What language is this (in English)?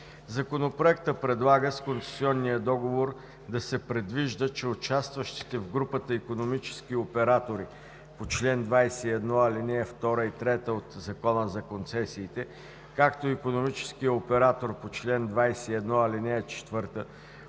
Bulgarian